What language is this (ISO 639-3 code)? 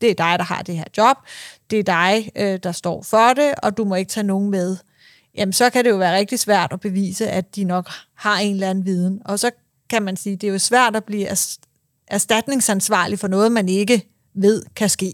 dan